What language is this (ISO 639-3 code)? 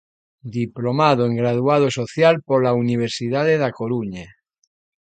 glg